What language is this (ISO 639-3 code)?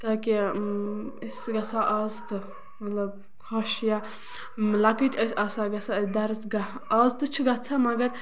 kas